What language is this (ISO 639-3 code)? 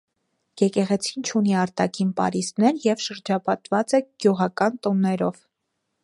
hye